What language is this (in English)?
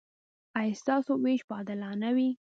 Pashto